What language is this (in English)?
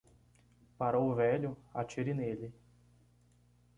Portuguese